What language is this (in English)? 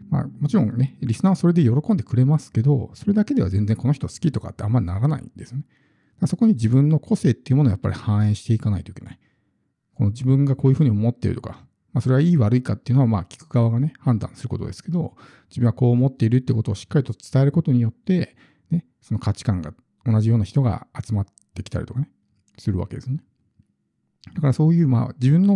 Japanese